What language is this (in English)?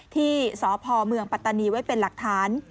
Thai